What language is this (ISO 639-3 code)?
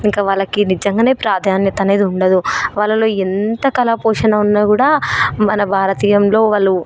tel